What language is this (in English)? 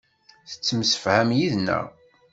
Kabyle